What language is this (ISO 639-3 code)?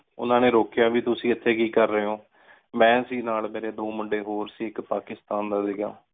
pan